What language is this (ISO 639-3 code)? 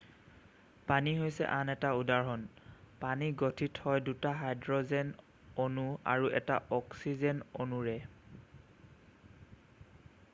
asm